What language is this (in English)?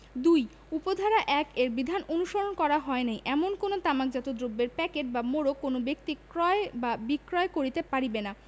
Bangla